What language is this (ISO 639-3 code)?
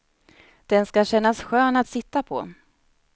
swe